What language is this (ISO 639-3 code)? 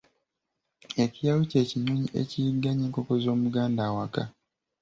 lug